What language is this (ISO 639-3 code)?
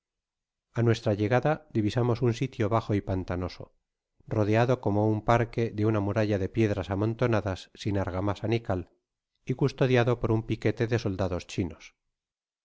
spa